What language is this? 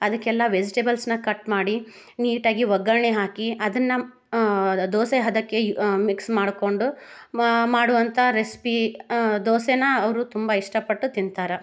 Kannada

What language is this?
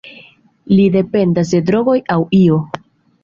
Esperanto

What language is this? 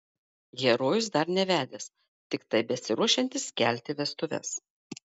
Lithuanian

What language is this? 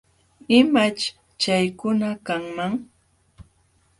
Jauja Wanca Quechua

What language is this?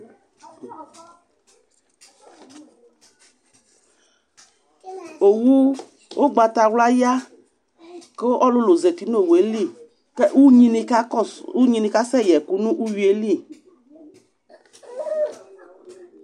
Ikposo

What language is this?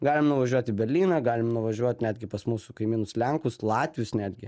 Lithuanian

